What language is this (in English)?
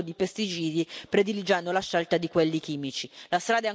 Italian